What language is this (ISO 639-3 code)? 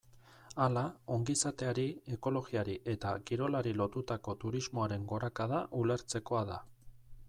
eus